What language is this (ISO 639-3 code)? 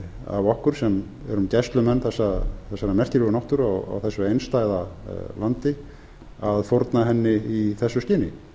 isl